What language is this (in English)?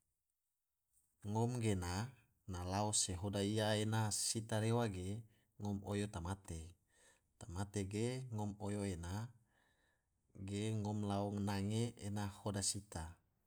Tidore